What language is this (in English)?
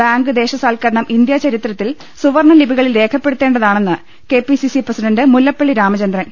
Malayalam